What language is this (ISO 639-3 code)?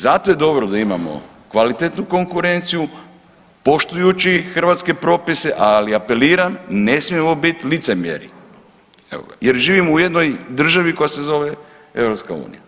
hrv